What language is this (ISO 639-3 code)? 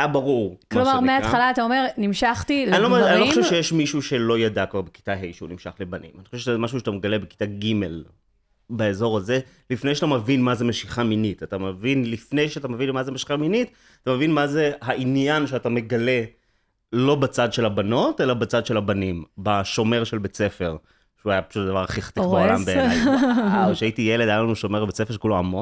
heb